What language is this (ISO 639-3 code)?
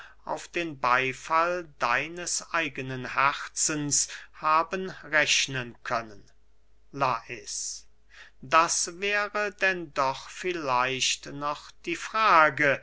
deu